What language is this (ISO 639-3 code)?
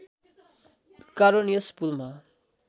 nep